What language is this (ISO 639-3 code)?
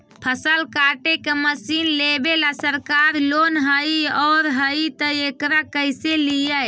mag